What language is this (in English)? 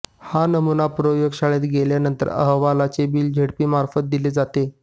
Marathi